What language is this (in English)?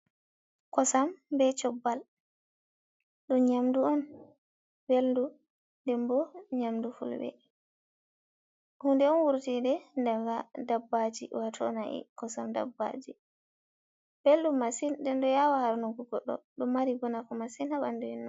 Fula